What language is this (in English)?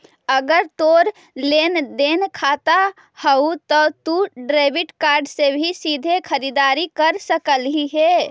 Magahi